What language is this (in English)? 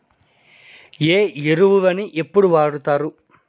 Telugu